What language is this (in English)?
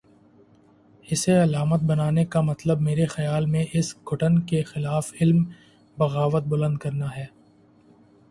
Urdu